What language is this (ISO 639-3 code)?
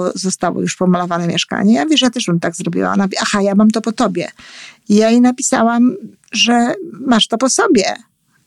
pol